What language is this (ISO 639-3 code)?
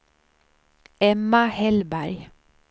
swe